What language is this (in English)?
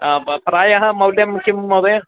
Sanskrit